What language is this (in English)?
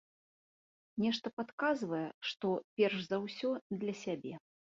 Belarusian